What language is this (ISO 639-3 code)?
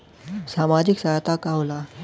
bho